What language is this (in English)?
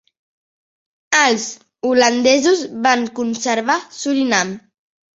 Catalan